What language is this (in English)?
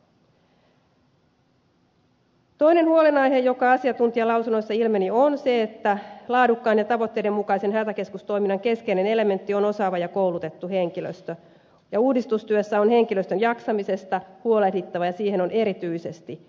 Finnish